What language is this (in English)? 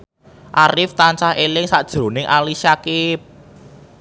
Javanese